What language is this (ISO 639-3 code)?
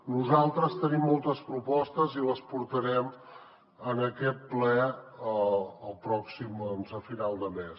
cat